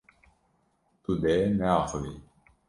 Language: Kurdish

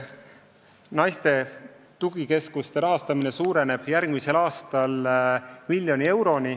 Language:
Estonian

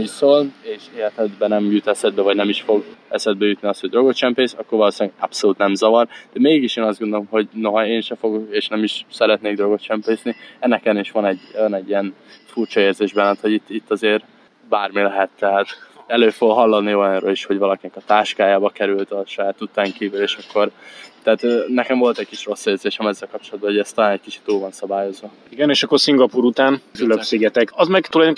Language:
Hungarian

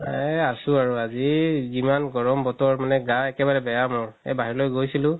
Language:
Assamese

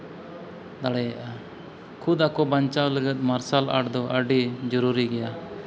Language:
Santali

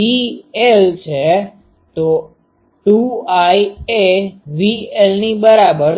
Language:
Gujarati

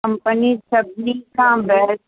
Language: Sindhi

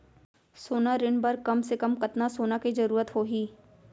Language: Chhattisgarhi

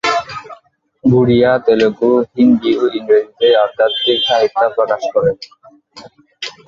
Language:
Bangla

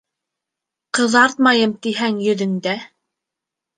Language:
Bashkir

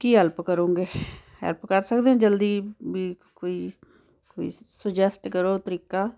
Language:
Punjabi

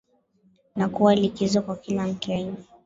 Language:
Swahili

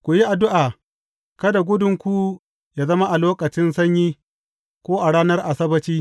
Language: Hausa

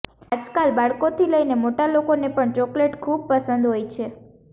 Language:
Gujarati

